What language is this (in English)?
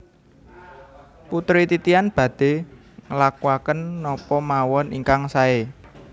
Javanese